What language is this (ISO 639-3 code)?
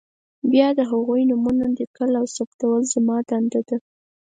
pus